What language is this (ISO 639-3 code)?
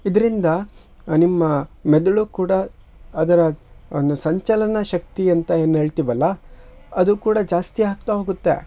kan